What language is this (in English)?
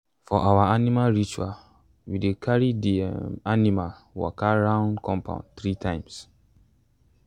Nigerian Pidgin